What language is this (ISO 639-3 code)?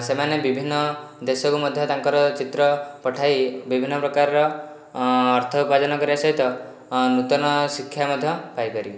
ori